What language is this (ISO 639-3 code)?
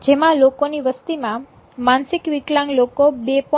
guj